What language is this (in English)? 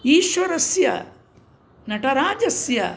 Sanskrit